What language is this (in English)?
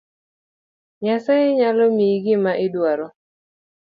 Luo (Kenya and Tanzania)